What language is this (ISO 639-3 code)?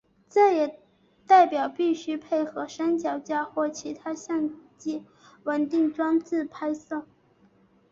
zho